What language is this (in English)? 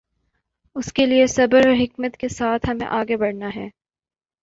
Urdu